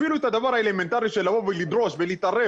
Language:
Hebrew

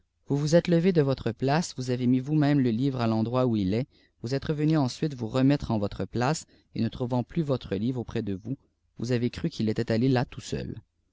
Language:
French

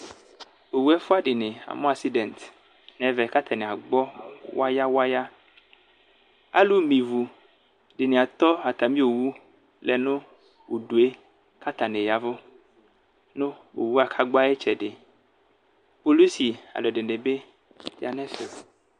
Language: Ikposo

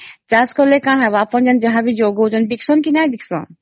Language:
Odia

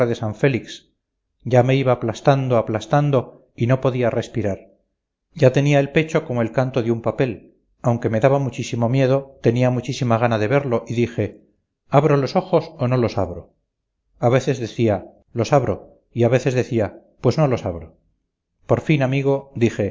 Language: Spanish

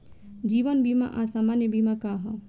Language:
Bhojpuri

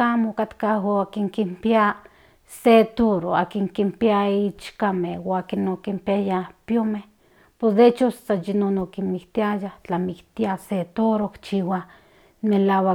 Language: Central Nahuatl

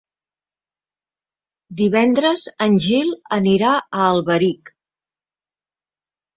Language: Catalan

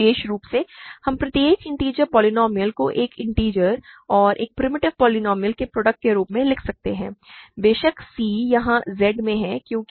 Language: Hindi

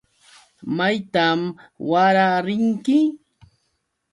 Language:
Yauyos Quechua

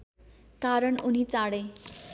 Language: Nepali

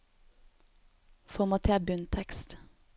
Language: Norwegian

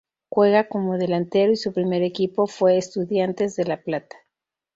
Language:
Spanish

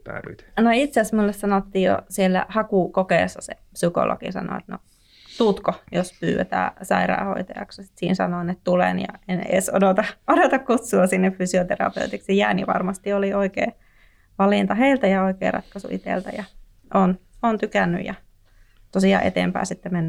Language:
Finnish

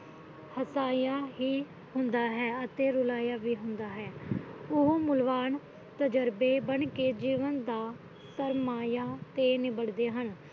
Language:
Punjabi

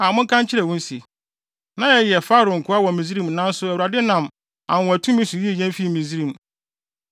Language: Akan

